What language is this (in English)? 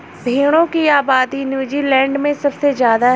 Hindi